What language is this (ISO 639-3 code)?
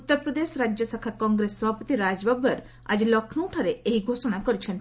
ori